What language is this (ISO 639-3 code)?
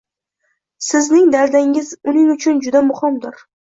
uzb